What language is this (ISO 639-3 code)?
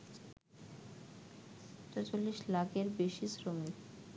ben